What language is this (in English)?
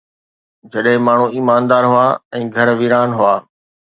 Sindhi